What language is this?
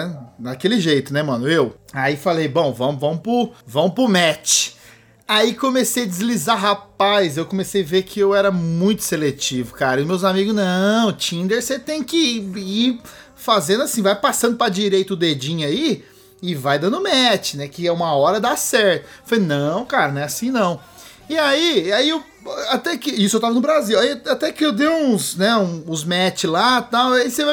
Portuguese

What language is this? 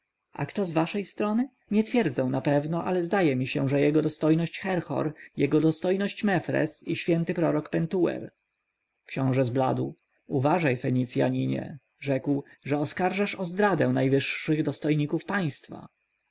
Polish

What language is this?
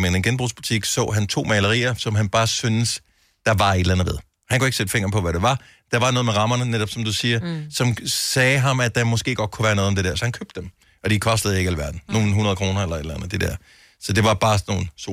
Danish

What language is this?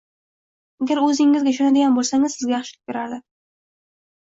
Uzbek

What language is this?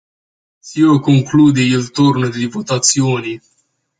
Romanian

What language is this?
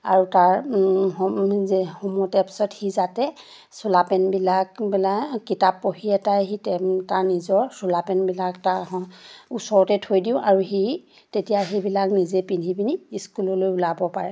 Assamese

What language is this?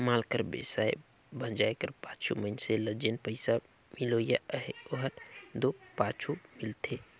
Chhattisgarhi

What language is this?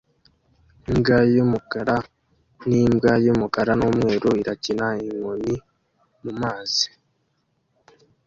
Kinyarwanda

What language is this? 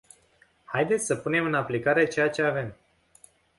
Romanian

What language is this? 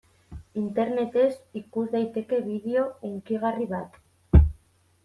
Basque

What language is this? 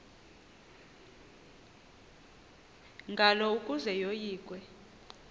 Xhosa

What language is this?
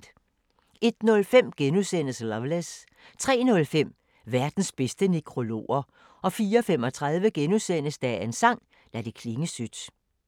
Danish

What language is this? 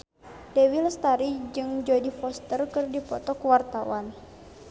Sundanese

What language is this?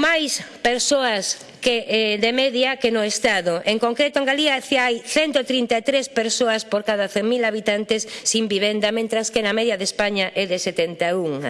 Spanish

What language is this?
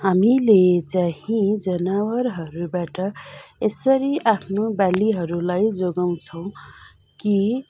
Nepali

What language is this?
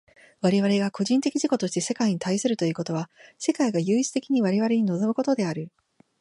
Japanese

